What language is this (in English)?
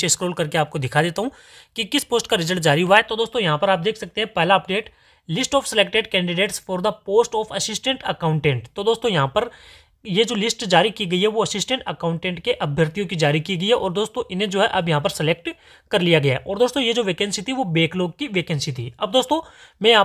Hindi